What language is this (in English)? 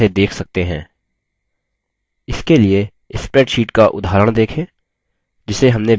Hindi